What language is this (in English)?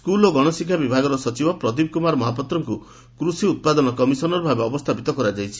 Odia